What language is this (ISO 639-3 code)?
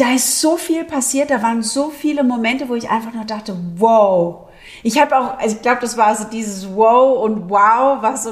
deu